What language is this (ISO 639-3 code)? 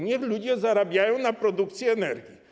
pol